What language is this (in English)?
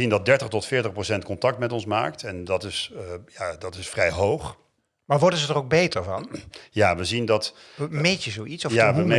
Dutch